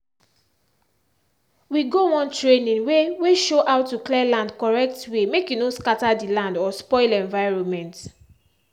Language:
Nigerian Pidgin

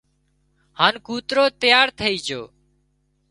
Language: Wadiyara Koli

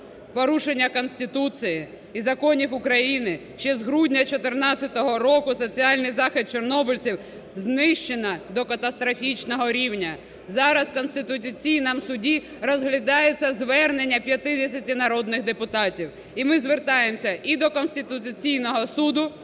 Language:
Ukrainian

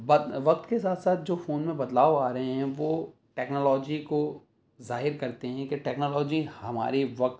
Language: Urdu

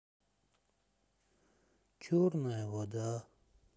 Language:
Russian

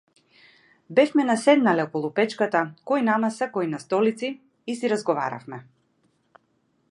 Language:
Macedonian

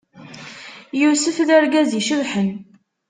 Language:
Kabyle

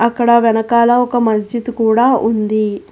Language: Telugu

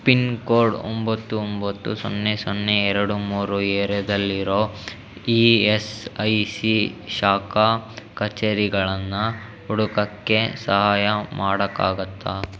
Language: Kannada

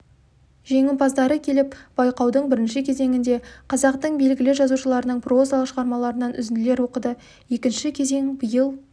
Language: Kazakh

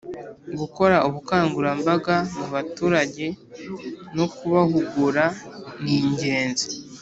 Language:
Kinyarwanda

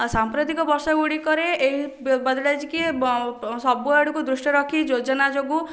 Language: Odia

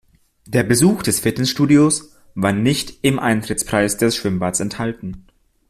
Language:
German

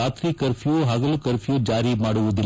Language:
Kannada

